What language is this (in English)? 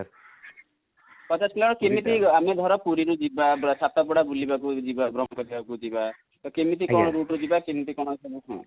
Odia